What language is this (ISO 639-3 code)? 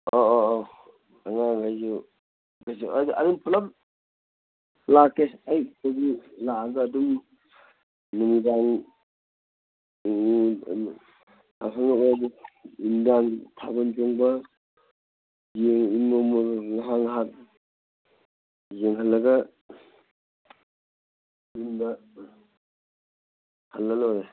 mni